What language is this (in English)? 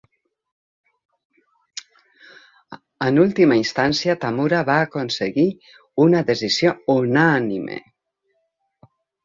Catalan